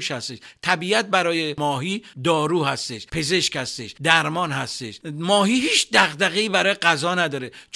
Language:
Persian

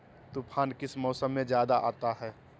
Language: Magahi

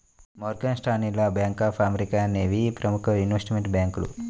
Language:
Telugu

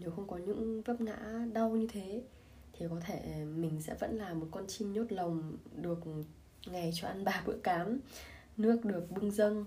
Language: Vietnamese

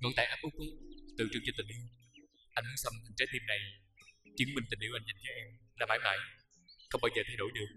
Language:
Vietnamese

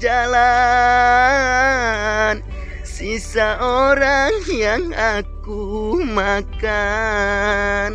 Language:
Indonesian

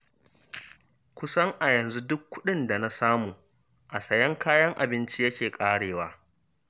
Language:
Hausa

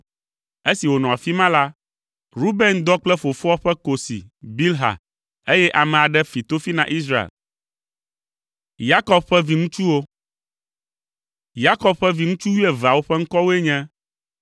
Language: Ewe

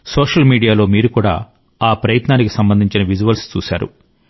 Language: Telugu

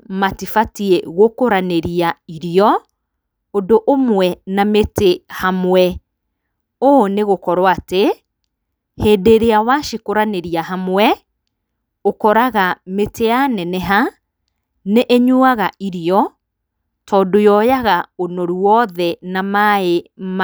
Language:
Kikuyu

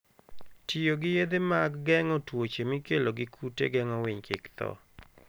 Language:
Luo (Kenya and Tanzania)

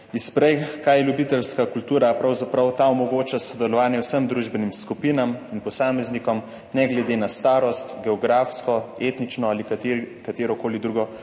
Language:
Slovenian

